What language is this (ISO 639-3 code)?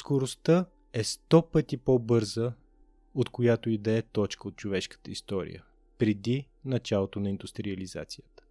bul